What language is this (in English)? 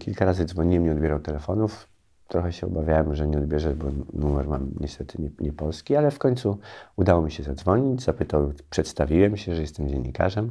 Polish